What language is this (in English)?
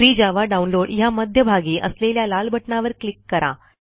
Marathi